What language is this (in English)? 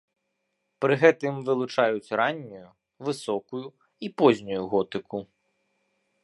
Belarusian